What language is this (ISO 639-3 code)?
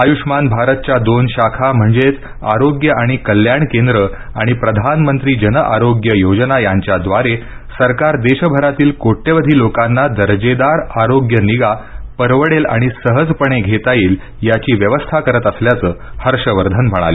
mar